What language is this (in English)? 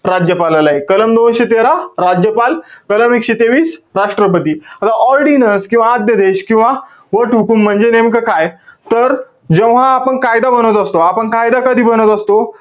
Marathi